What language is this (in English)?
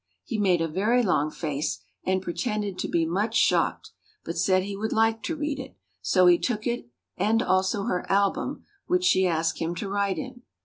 English